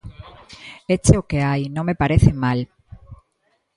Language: Galician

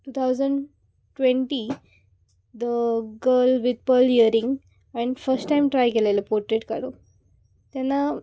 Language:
Konkani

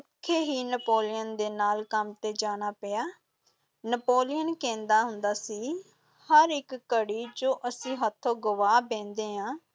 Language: Punjabi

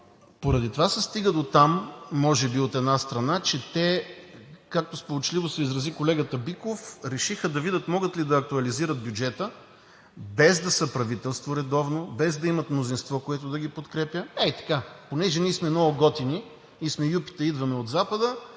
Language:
Bulgarian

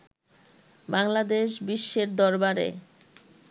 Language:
Bangla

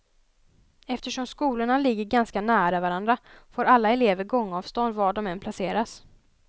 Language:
Swedish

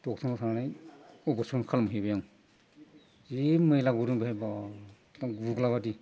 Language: Bodo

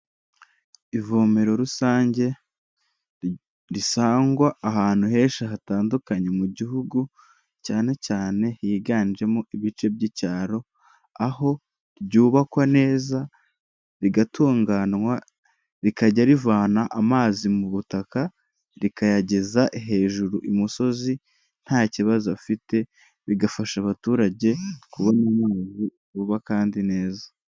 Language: Kinyarwanda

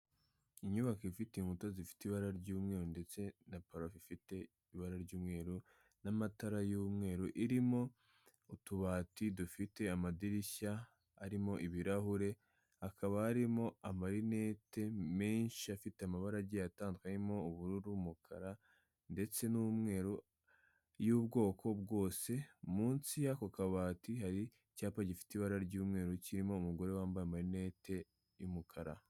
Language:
Kinyarwanda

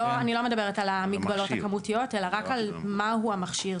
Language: Hebrew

